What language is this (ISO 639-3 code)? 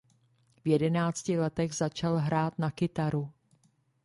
ces